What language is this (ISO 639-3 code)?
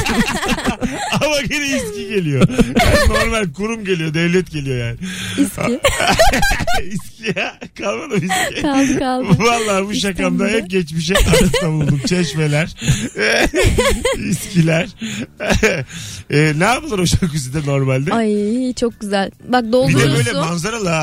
tur